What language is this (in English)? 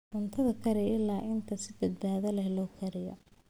Somali